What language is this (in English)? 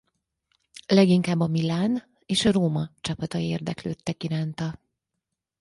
Hungarian